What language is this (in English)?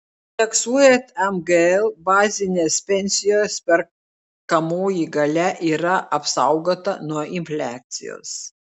Lithuanian